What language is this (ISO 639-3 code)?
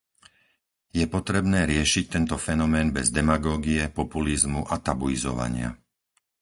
slk